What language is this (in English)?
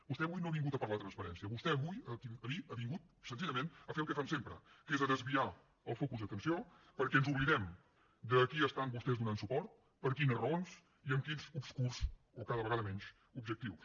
Catalan